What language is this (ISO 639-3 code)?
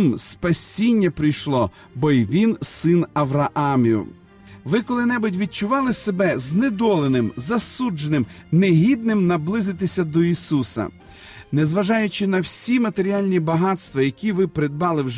ukr